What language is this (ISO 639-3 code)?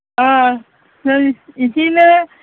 brx